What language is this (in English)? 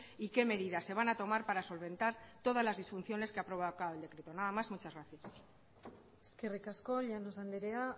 Spanish